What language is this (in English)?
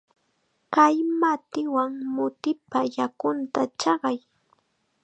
Chiquián Ancash Quechua